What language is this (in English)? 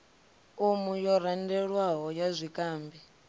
Venda